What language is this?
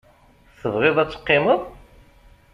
Kabyle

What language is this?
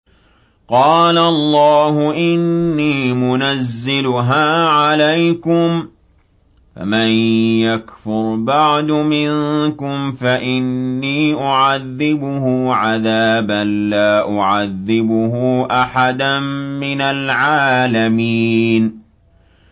Arabic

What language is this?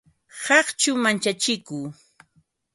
Ambo-Pasco Quechua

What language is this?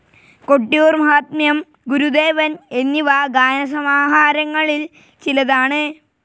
Malayalam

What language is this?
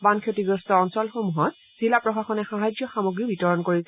Assamese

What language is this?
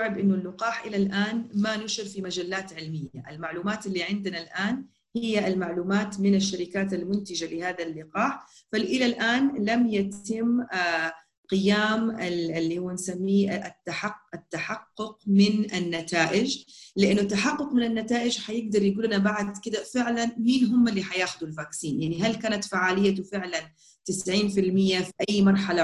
Arabic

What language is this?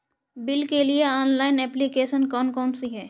Hindi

